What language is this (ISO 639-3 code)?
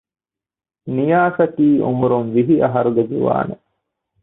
div